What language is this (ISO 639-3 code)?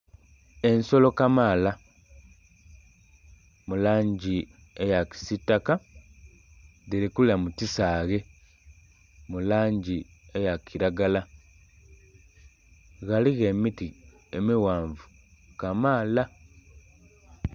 xog